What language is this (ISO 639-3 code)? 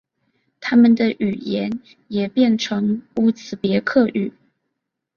zho